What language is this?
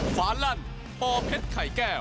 Thai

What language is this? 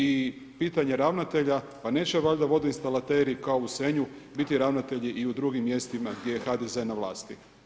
Croatian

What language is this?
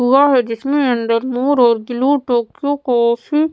Hindi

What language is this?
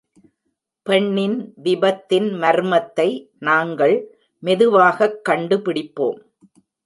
Tamil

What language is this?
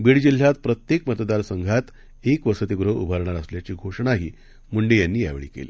Marathi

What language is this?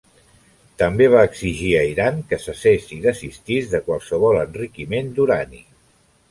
Catalan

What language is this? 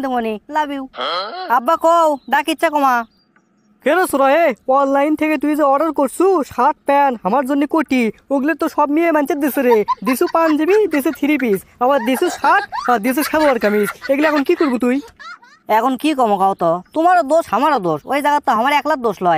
Romanian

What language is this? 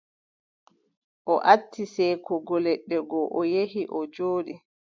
Adamawa Fulfulde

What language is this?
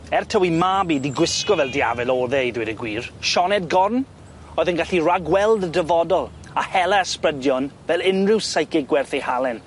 Welsh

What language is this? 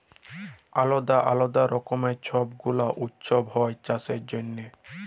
Bangla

